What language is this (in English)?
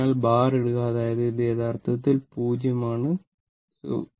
Malayalam